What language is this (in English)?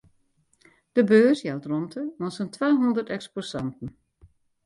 Western Frisian